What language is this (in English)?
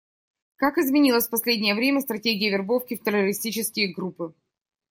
Russian